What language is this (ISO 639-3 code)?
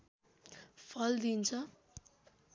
nep